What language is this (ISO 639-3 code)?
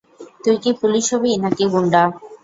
ben